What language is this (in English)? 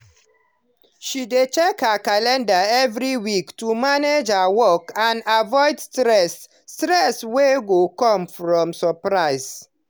Nigerian Pidgin